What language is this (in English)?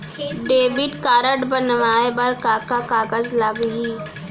Chhattisgarhi